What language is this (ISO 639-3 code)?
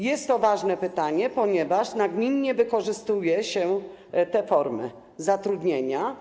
pol